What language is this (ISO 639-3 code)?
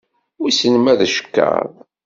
kab